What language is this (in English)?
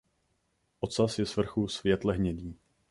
Czech